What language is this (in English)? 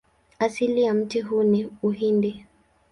Swahili